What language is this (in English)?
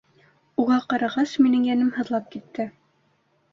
Bashkir